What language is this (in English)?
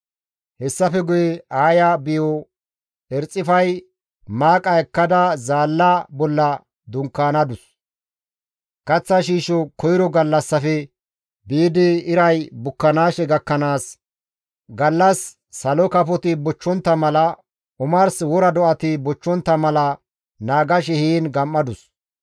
Gamo